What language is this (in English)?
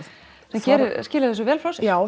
Icelandic